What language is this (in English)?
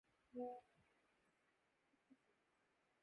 Urdu